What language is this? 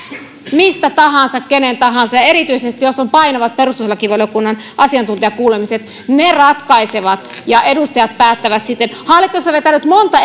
Finnish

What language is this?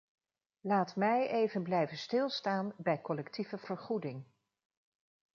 Dutch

